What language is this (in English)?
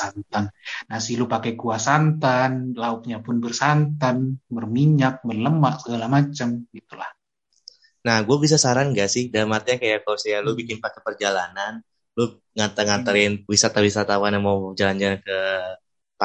Indonesian